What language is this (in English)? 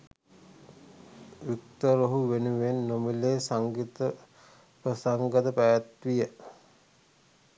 Sinhala